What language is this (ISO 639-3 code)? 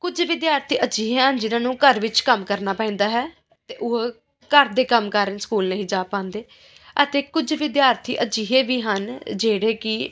pan